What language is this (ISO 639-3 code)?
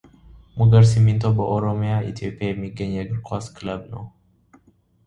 amh